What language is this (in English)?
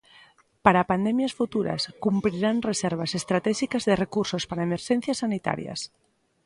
Galician